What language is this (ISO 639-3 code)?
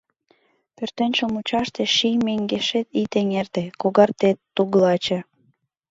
chm